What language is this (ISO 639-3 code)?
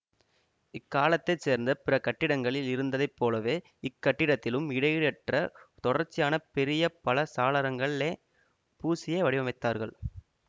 tam